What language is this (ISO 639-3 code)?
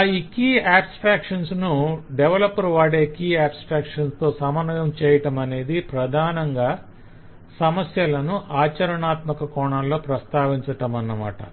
tel